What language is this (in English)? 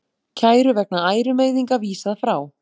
Icelandic